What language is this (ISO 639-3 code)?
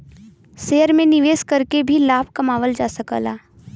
bho